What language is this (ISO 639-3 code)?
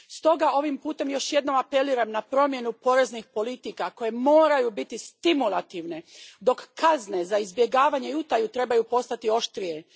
hrv